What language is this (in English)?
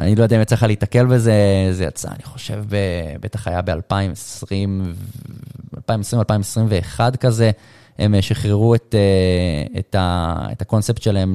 Hebrew